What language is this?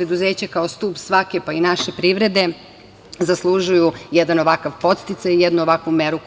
Serbian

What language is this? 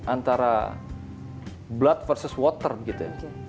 Indonesian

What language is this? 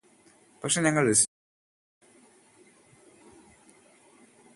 Malayalam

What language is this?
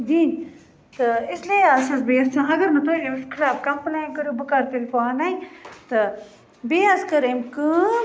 Kashmiri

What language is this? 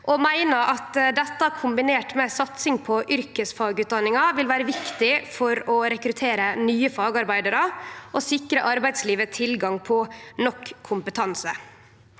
Norwegian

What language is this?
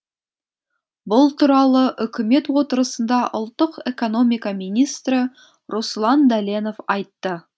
Kazakh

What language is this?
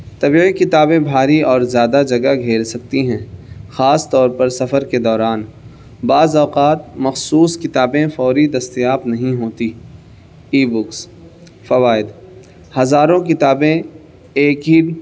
Urdu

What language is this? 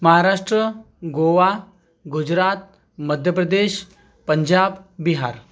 Marathi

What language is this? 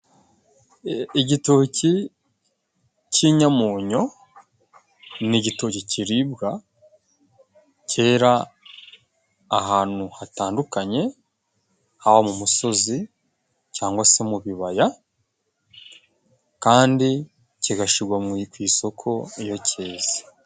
Kinyarwanda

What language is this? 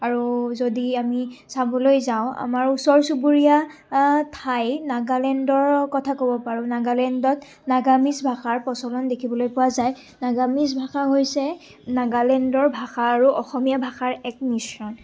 Assamese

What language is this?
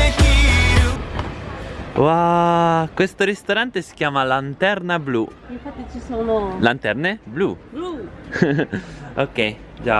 Italian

